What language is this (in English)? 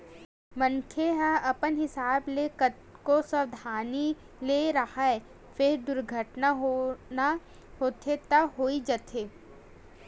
Chhattisgarhi